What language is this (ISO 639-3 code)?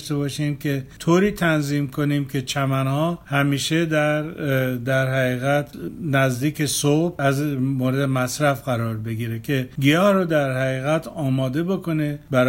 fas